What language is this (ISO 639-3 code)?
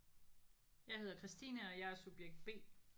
dan